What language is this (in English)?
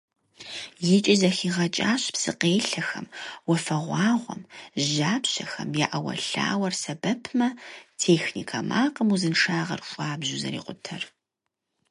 Kabardian